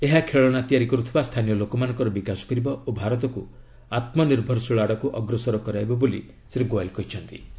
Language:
Odia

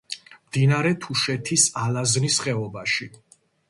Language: Georgian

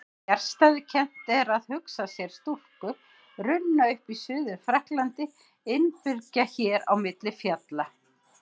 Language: Icelandic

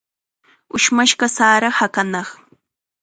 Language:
Chiquián Ancash Quechua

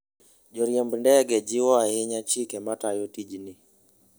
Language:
Luo (Kenya and Tanzania)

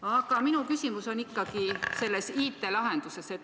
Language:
Estonian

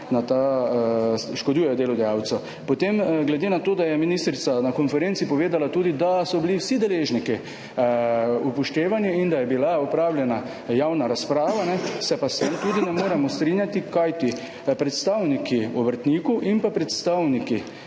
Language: Slovenian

